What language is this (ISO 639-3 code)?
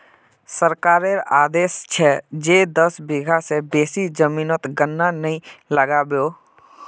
mag